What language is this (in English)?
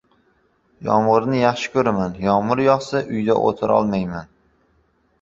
Uzbek